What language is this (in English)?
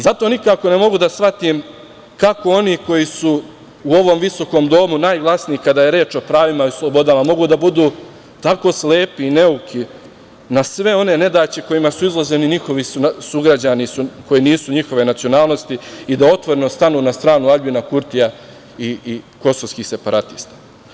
Serbian